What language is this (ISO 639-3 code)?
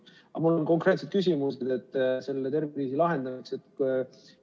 est